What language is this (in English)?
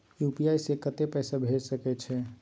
Maithili